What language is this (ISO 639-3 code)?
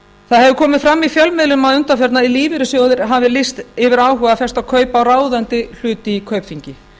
isl